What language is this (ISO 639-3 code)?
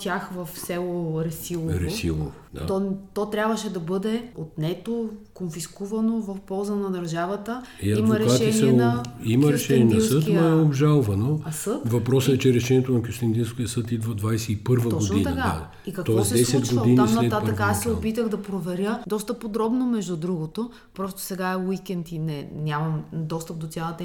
bul